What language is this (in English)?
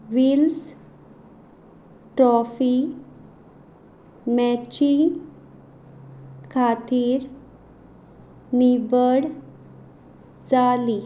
Konkani